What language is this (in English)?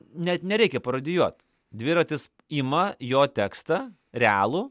Lithuanian